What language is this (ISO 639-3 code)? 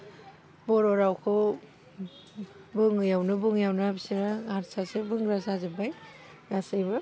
brx